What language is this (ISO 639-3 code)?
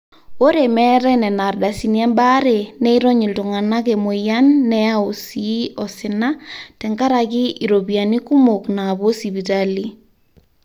mas